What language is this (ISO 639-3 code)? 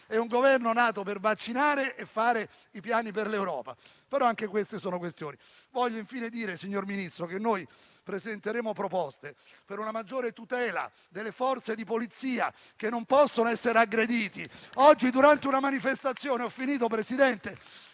ita